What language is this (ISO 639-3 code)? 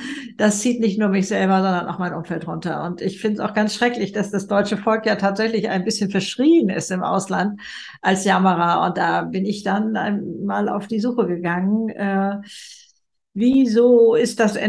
deu